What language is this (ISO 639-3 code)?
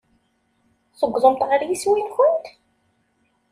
kab